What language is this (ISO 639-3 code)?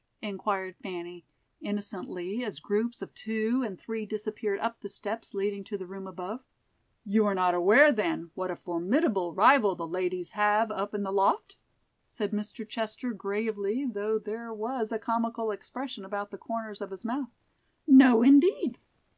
eng